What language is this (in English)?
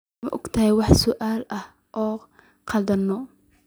Somali